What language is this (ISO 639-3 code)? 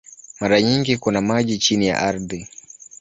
swa